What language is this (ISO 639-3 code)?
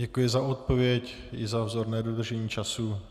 ces